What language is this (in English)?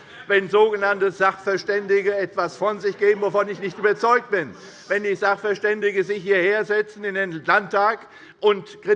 German